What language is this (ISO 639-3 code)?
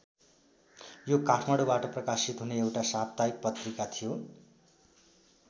nep